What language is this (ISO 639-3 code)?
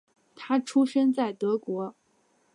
zho